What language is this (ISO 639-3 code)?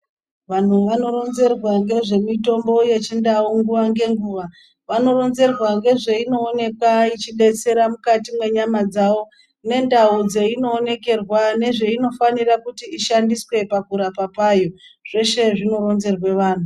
ndc